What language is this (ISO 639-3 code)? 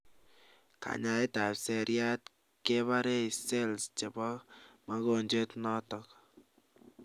kln